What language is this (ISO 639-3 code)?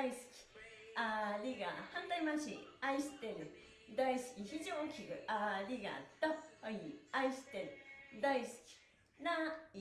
jpn